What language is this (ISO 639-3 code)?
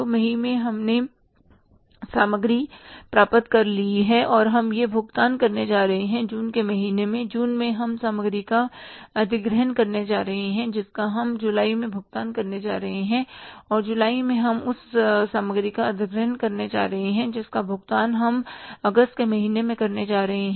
hin